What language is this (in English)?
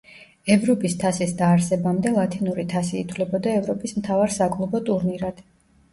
Georgian